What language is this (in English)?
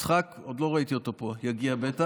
Hebrew